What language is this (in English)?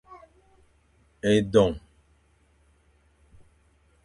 Fang